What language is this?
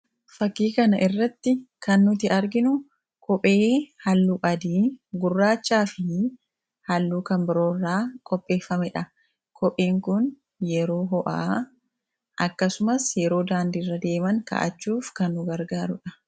Oromo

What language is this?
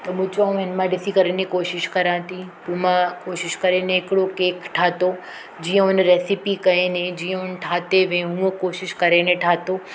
Sindhi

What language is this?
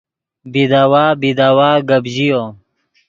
Yidgha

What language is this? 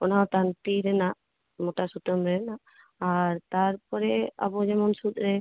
Santali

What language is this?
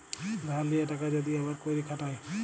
Bangla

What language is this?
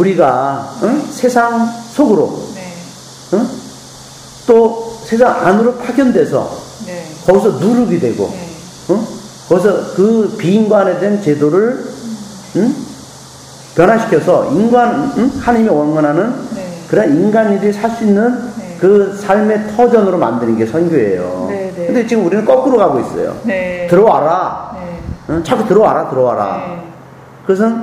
Korean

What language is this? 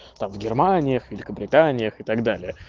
Russian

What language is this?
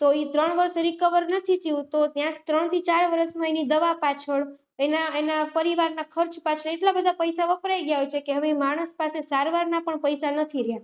Gujarati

